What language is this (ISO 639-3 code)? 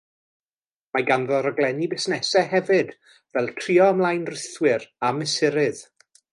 cym